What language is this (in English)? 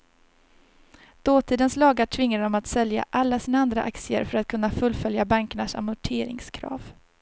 Swedish